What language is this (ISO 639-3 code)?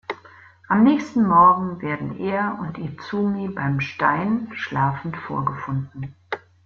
deu